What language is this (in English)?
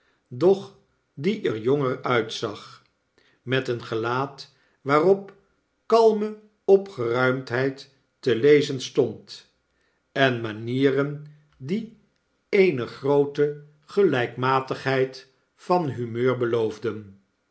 Dutch